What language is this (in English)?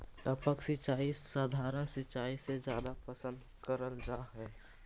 Magahi